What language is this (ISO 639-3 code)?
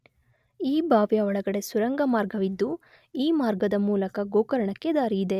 kan